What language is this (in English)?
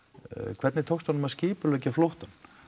Icelandic